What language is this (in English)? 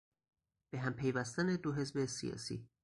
Persian